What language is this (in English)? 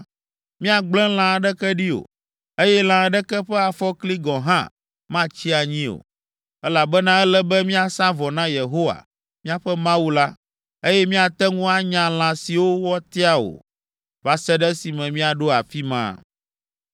Ewe